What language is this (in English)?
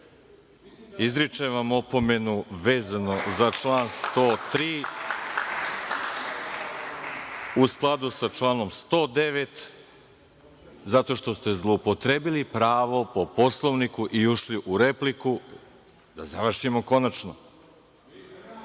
Serbian